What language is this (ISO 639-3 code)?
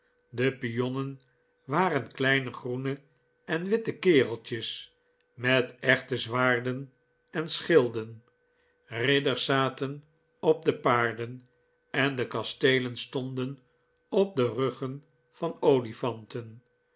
nld